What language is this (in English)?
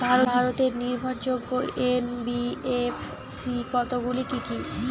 Bangla